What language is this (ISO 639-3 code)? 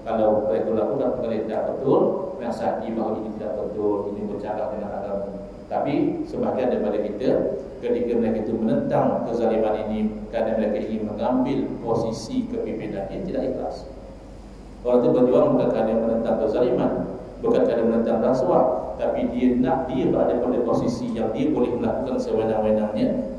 msa